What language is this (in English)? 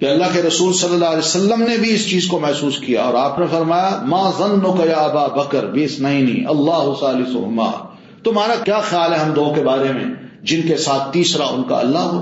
Urdu